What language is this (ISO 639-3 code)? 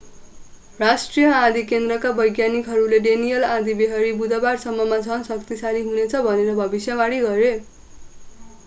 nep